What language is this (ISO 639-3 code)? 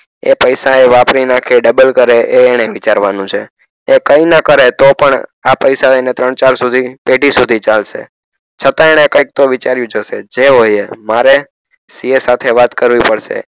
guj